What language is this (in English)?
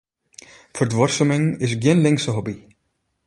Western Frisian